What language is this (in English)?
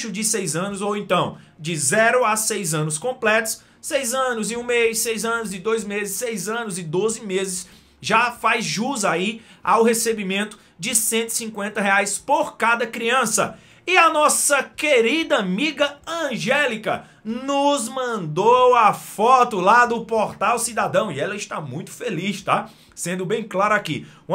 Portuguese